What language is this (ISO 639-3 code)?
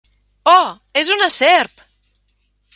cat